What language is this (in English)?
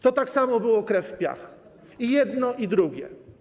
Polish